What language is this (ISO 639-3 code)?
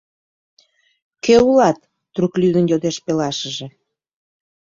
chm